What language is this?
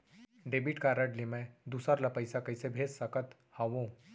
Chhattisgarhi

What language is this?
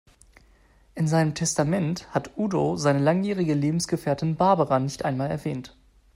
German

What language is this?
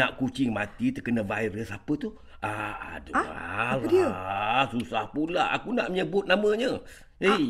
Malay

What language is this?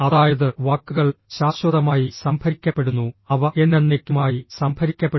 Malayalam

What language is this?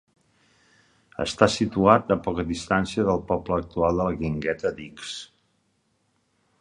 Catalan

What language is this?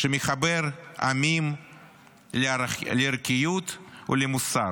Hebrew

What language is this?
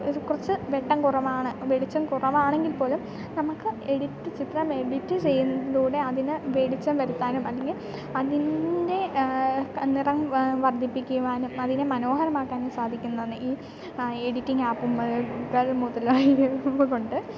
Malayalam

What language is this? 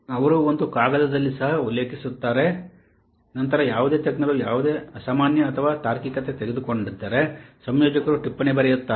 Kannada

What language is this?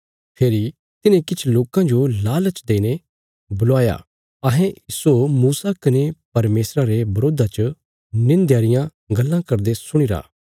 Bilaspuri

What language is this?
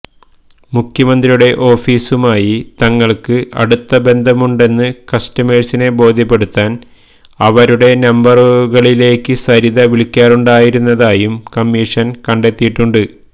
Malayalam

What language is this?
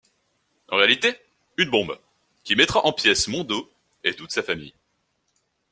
French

